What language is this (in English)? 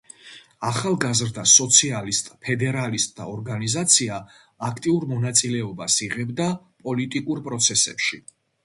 Georgian